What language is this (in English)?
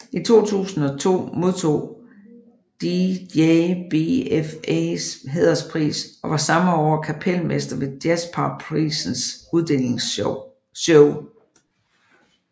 Danish